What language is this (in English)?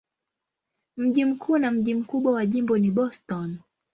Swahili